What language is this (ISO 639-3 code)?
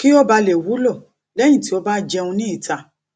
yor